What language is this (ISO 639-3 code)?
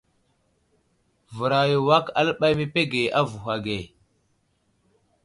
udl